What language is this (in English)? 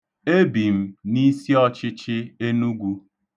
Igbo